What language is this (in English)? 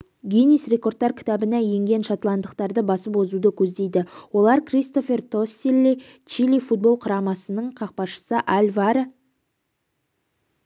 Kazakh